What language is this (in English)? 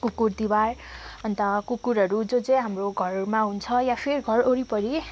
Nepali